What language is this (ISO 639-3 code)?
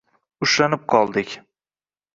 uzb